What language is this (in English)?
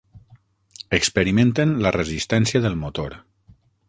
Catalan